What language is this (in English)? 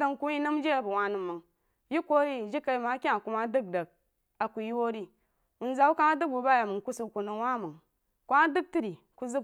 Jiba